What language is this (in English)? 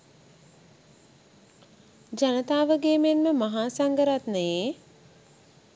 Sinhala